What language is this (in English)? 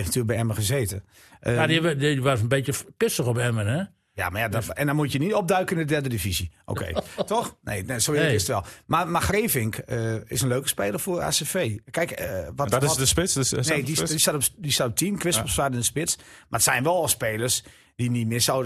Dutch